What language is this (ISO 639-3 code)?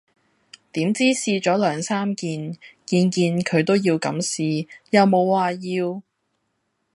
yue